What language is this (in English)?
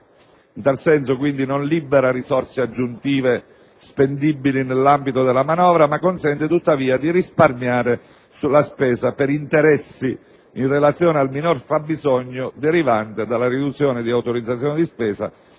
Italian